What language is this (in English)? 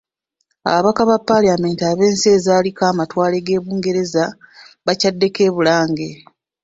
Ganda